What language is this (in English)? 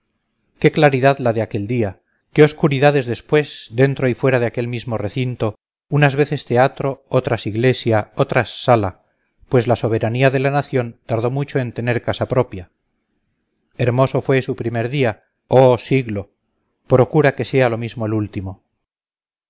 Spanish